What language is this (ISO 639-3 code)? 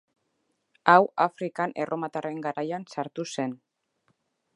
eus